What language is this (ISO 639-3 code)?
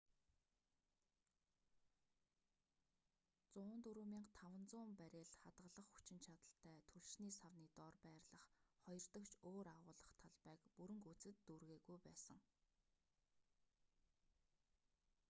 mon